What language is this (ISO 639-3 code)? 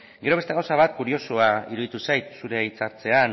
eus